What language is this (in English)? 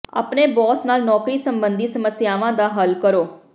Punjabi